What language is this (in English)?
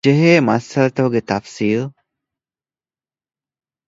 Divehi